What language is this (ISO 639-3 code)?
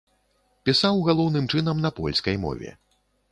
bel